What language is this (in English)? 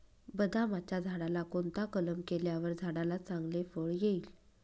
Marathi